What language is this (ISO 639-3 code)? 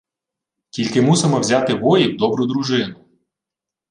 ukr